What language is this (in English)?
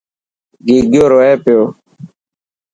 Dhatki